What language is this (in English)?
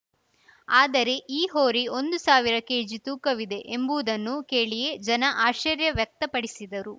Kannada